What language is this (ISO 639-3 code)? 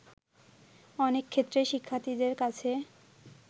ben